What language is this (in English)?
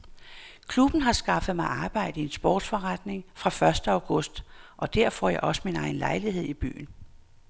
Danish